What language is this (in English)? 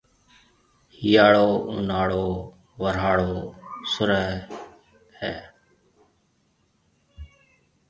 Marwari (Pakistan)